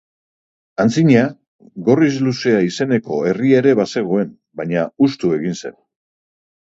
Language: Basque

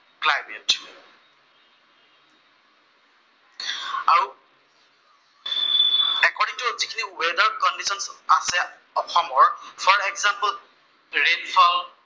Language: Assamese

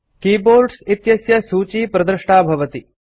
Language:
Sanskrit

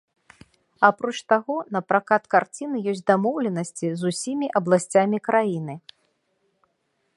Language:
Belarusian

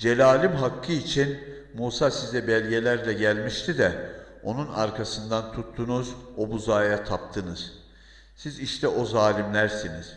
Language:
Turkish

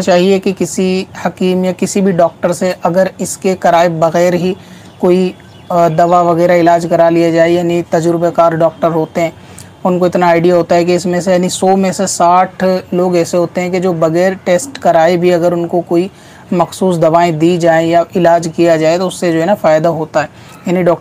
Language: Hindi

